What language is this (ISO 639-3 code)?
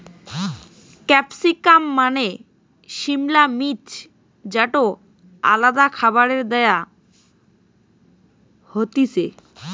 ben